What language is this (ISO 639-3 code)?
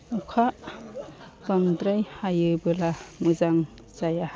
brx